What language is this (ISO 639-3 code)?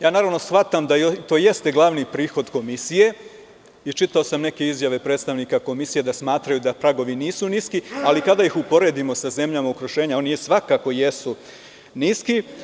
srp